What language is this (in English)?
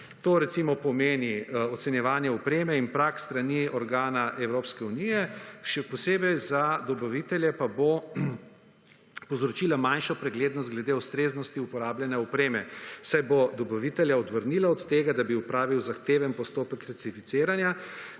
Slovenian